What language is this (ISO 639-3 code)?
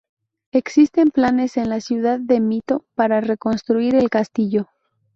spa